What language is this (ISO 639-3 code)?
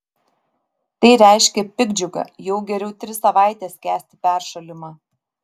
lit